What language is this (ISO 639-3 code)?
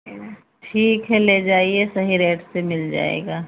hin